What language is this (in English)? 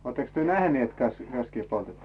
Finnish